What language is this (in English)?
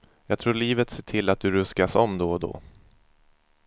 Swedish